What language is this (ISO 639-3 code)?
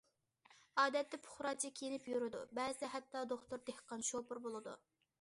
uig